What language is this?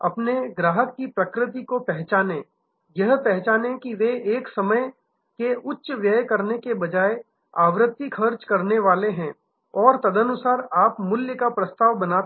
Hindi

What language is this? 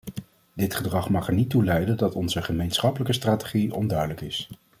Dutch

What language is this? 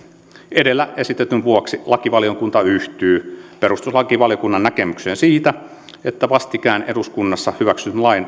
Finnish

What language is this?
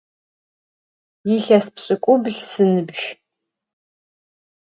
Adyghe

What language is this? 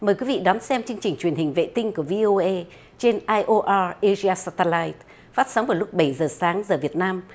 Vietnamese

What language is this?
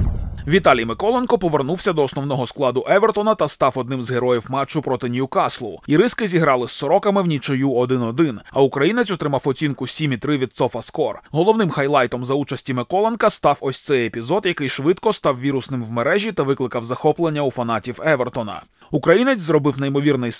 Ukrainian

